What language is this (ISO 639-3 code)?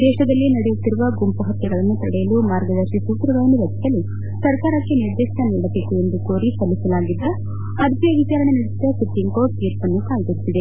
kan